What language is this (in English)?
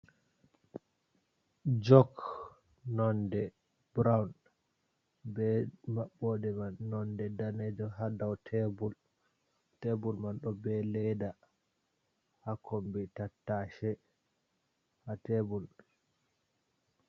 Fula